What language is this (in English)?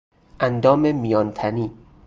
Persian